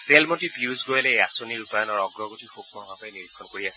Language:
Assamese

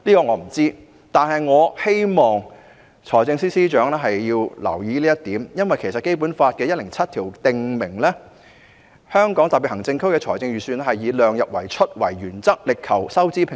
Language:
Cantonese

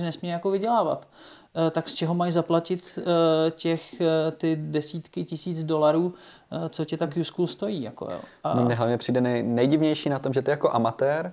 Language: Czech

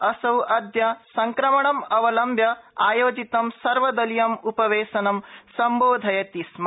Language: Sanskrit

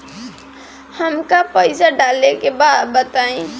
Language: Bhojpuri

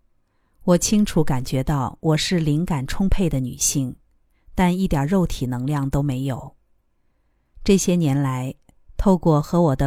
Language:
Chinese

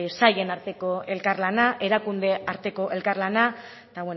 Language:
Basque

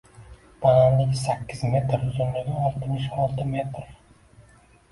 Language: Uzbek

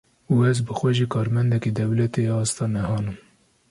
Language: Kurdish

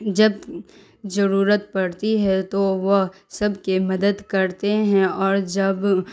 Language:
Urdu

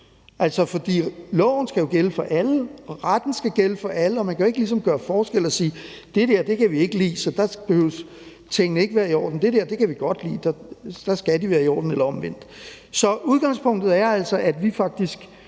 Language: Danish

